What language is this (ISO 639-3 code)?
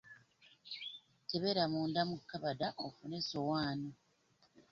lug